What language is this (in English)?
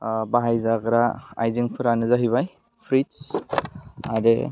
Bodo